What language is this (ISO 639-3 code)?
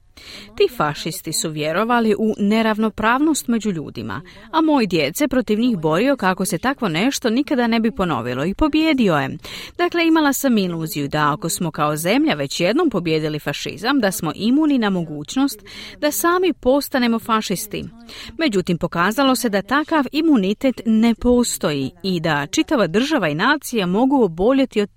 hrv